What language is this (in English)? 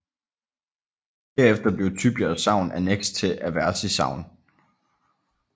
Danish